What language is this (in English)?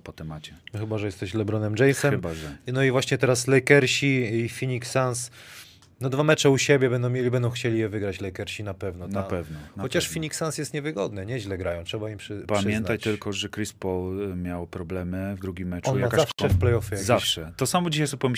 Polish